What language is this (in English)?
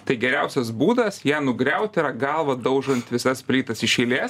Lithuanian